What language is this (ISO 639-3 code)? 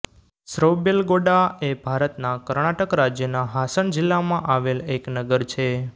guj